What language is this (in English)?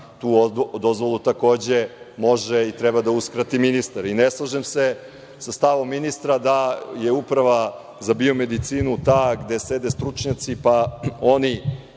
Serbian